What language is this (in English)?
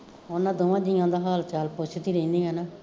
Punjabi